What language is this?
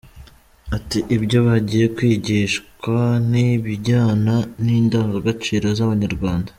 Kinyarwanda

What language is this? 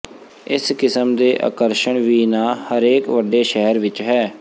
Punjabi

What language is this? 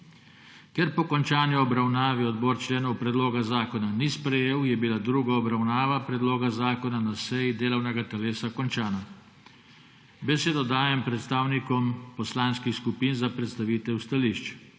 Slovenian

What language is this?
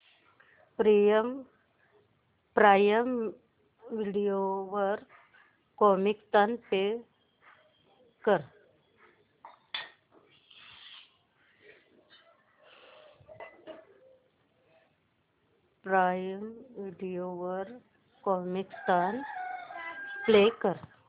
Marathi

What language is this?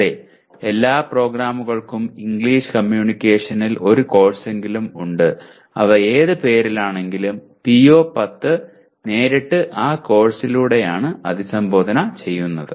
Malayalam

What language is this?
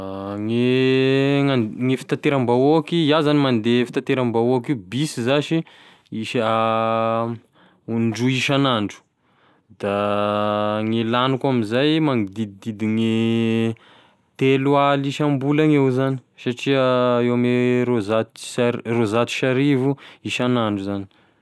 Tesaka Malagasy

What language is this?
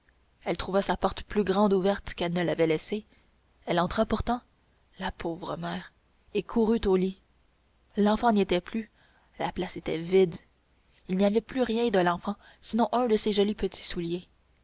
French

